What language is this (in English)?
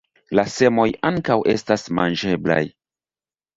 Esperanto